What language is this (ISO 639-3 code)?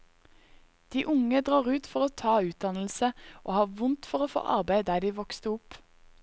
nor